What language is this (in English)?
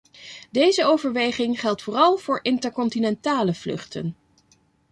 Dutch